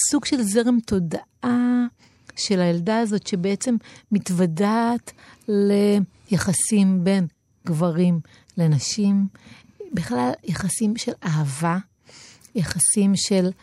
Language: Hebrew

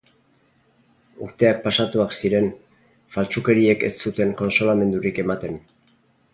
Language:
Basque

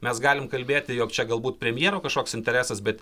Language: Lithuanian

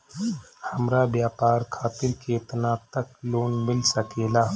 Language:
Bhojpuri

